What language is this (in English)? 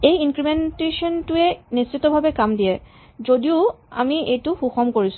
Assamese